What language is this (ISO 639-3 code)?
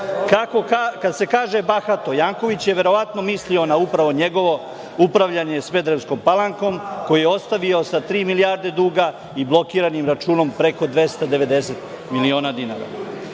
srp